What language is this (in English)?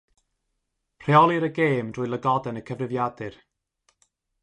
Welsh